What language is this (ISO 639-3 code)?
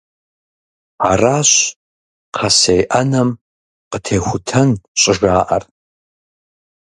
kbd